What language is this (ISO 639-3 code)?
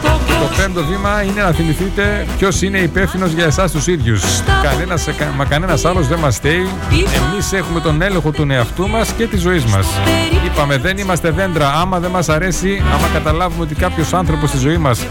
ell